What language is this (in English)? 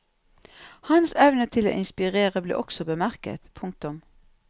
Norwegian